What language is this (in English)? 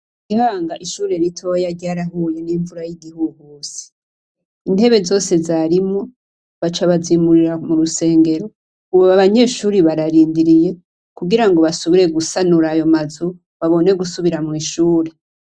Rundi